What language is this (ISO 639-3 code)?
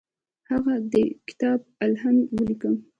pus